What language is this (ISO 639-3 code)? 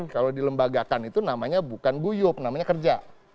ind